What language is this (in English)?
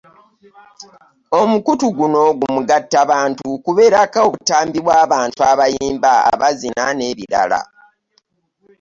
Ganda